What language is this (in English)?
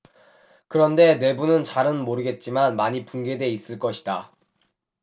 Korean